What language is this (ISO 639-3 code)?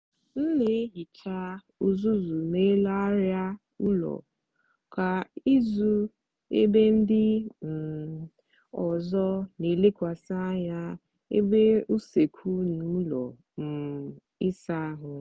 ibo